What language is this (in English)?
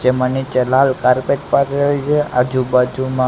Gujarati